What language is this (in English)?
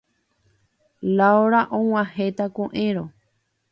Guarani